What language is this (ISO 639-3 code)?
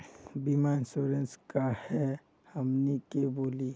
mag